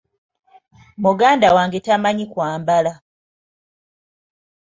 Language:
Ganda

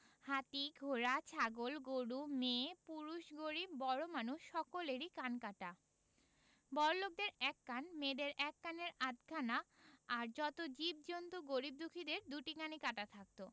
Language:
Bangla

